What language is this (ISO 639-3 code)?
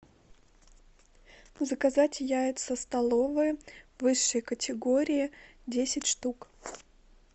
rus